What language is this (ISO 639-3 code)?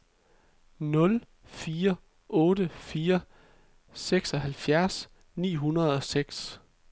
dan